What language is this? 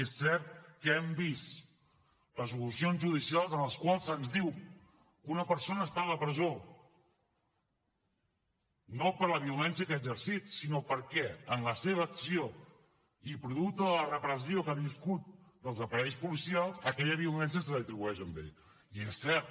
Catalan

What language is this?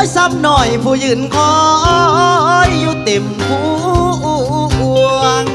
Thai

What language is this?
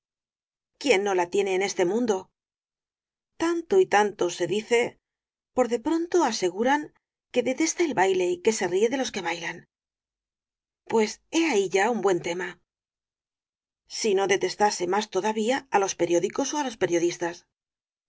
Spanish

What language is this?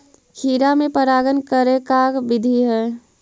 Magahi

